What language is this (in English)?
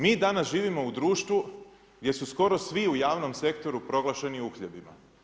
Croatian